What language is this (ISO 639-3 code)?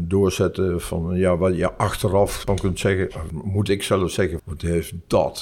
nld